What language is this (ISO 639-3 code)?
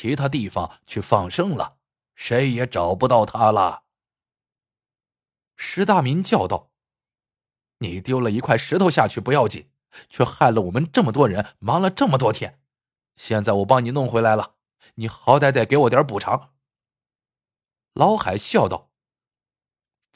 zho